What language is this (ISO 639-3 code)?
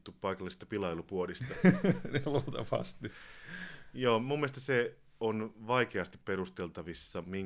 fin